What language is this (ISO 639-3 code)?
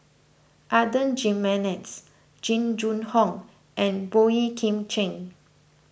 eng